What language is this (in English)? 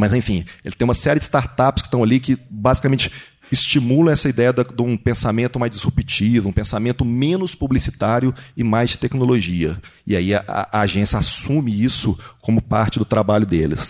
Portuguese